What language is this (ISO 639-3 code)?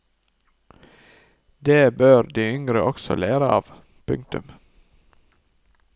nor